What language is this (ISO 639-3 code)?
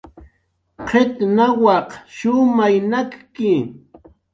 jqr